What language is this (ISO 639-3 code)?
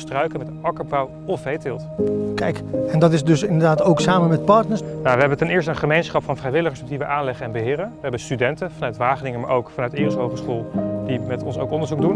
nld